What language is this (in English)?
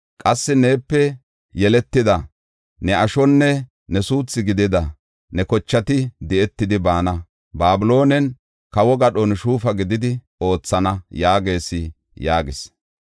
Gofa